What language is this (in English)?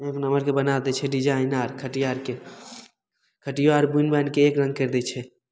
Maithili